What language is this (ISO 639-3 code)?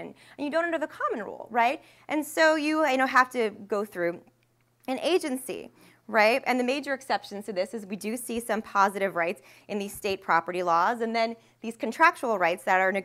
eng